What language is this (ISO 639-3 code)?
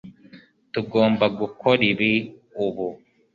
kin